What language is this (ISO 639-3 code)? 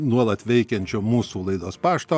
lit